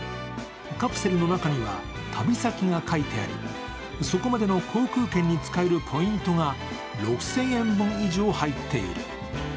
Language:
Japanese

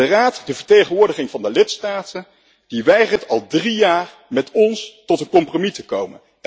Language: Dutch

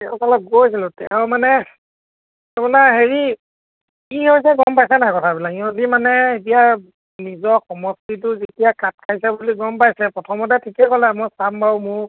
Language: Assamese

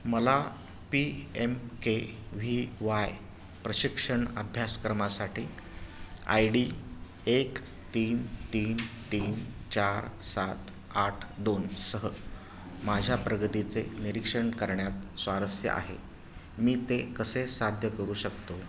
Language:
Marathi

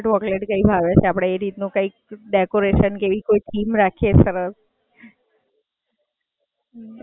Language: Gujarati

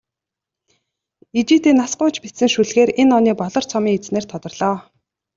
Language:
Mongolian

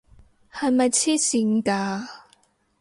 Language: Cantonese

